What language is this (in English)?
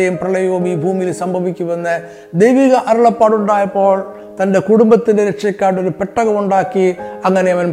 Malayalam